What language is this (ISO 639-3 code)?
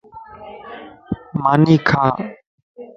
lss